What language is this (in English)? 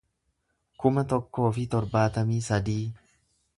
Oromo